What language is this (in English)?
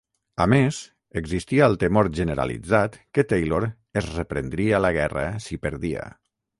Catalan